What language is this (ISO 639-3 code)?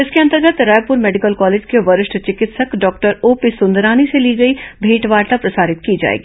hin